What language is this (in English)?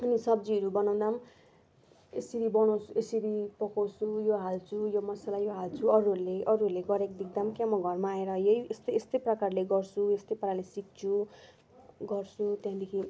Nepali